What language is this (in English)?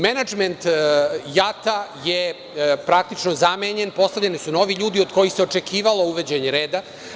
Serbian